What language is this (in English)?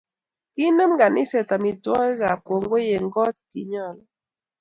Kalenjin